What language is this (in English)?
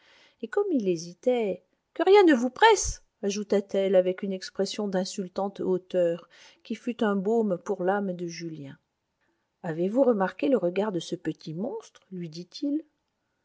French